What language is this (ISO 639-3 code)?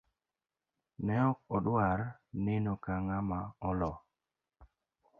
luo